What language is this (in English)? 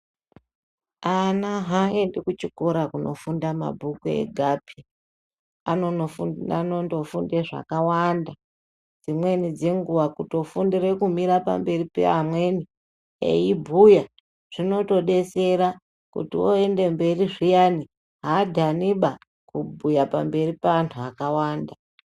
Ndau